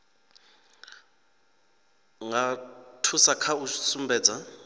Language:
Venda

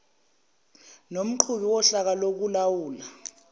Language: Zulu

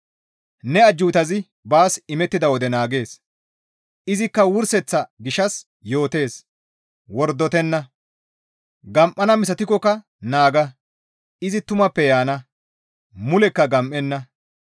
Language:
Gamo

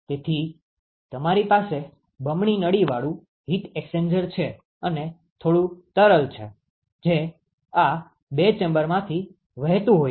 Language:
Gujarati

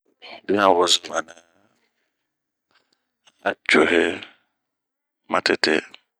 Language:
Bomu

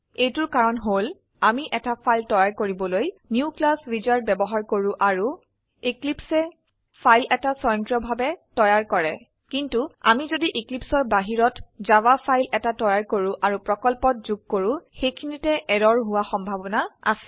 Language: Assamese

